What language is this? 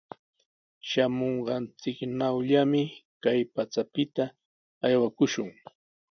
Sihuas Ancash Quechua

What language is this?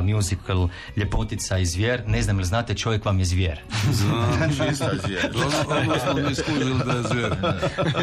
Croatian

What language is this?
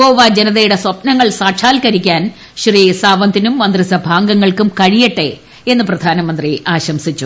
Malayalam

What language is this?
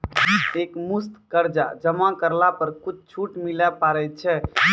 Maithili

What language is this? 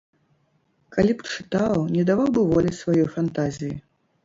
Belarusian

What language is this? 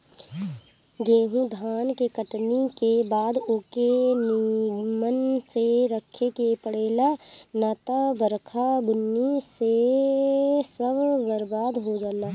Bhojpuri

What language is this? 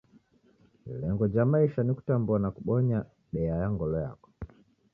Taita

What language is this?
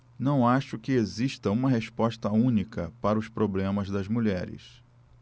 Portuguese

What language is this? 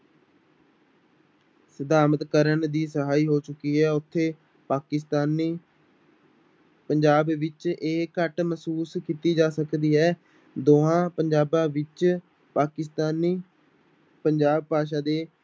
Punjabi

